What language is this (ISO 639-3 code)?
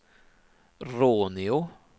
swe